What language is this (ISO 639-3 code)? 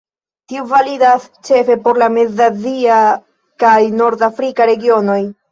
epo